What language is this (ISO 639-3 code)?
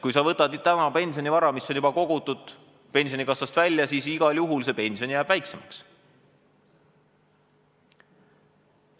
est